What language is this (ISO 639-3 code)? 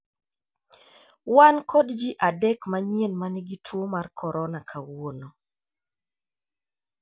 luo